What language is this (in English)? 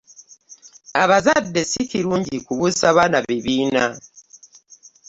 Ganda